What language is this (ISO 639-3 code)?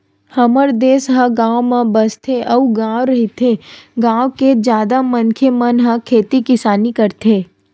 hne